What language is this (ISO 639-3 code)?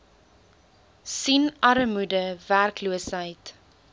afr